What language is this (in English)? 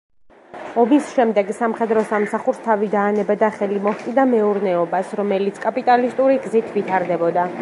Georgian